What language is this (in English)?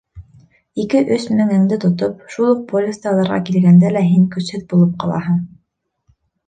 Bashkir